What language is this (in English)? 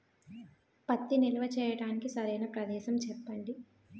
Telugu